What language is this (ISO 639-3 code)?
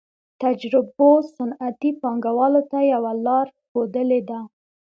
pus